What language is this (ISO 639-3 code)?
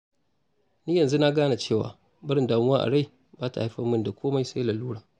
hau